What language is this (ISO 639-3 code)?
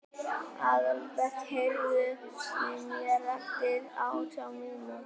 isl